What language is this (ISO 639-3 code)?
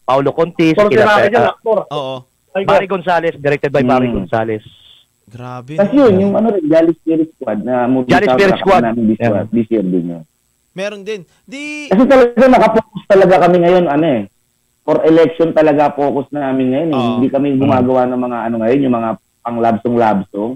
fil